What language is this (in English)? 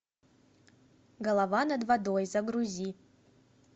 Russian